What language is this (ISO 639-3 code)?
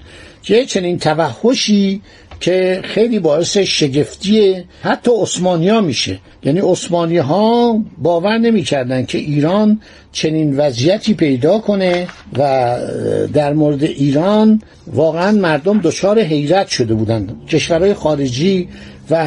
fas